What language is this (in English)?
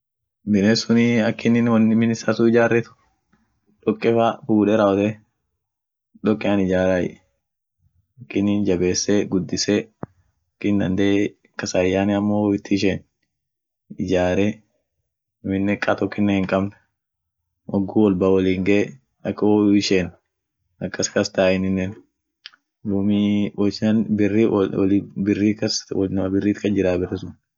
Orma